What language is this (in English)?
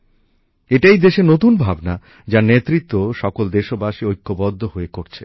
Bangla